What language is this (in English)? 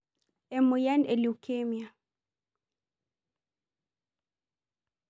Masai